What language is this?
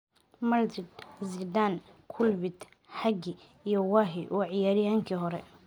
Somali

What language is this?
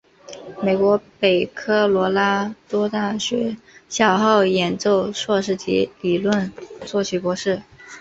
Chinese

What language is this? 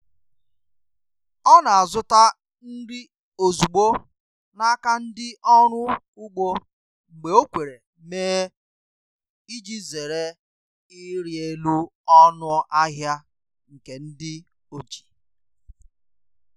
Igbo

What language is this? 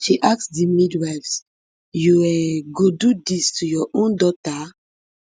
Nigerian Pidgin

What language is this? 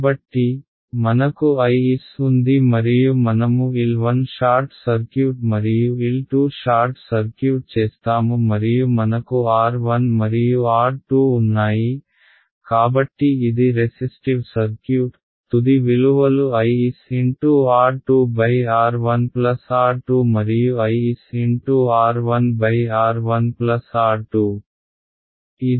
Telugu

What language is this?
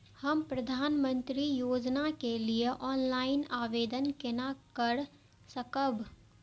Maithili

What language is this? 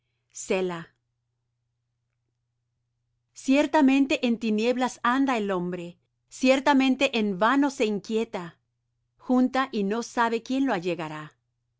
Spanish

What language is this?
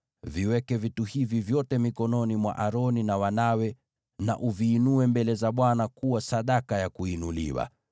Swahili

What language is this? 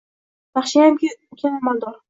Uzbek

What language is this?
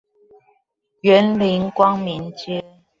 Chinese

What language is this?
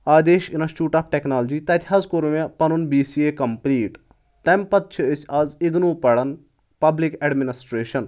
Kashmiri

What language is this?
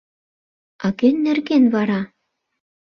Mari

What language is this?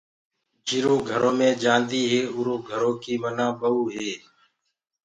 Gurgula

